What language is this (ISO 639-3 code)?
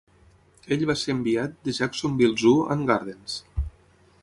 cat